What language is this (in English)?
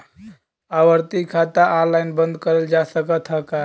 Bhojpuri